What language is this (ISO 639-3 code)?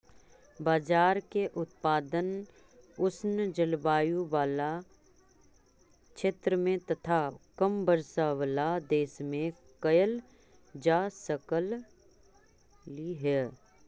mag